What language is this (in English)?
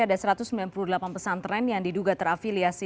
Indonesian